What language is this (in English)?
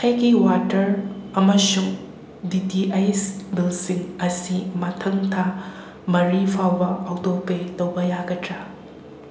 Manipuri